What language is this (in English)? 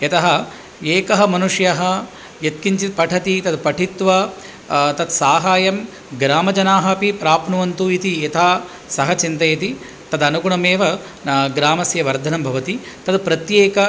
Sanskrit